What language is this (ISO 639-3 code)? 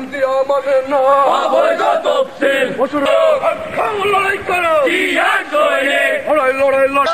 nld